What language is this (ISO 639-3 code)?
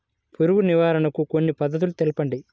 tel